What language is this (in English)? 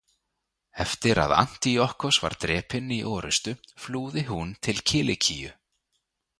Icelandic